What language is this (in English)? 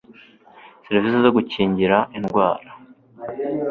Kinyarwanda